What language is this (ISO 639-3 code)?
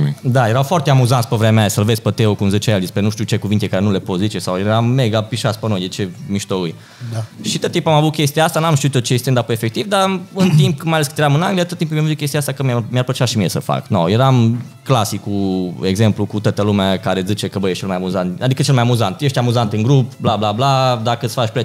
ron